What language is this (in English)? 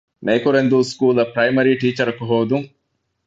Divehi